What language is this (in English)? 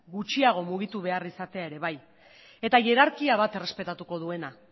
Basque